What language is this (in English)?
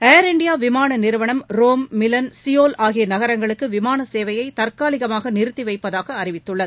Tamil